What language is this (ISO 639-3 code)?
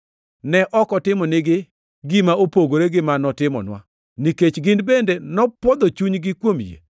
luo